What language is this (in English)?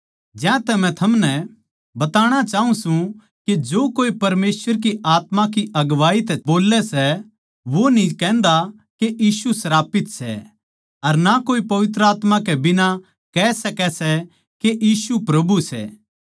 Haryanvi